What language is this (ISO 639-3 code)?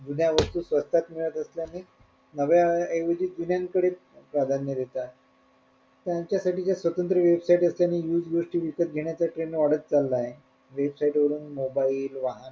mar